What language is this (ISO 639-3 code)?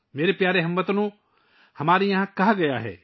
urd